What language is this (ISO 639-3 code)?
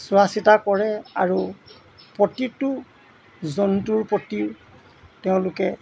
asm